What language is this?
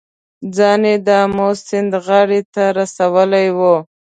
Pashto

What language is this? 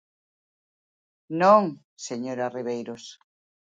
Galician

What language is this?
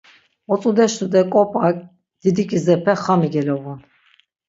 Laz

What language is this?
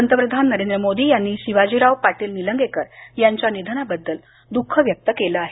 Marathi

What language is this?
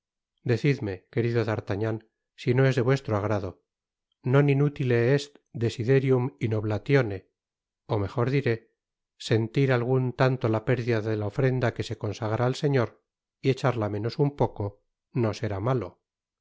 Spanish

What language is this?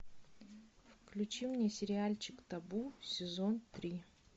Russian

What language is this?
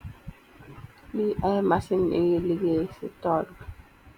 Wolof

